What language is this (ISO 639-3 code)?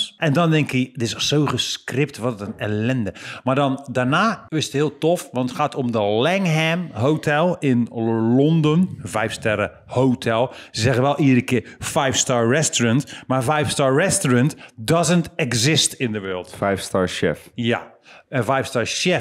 nld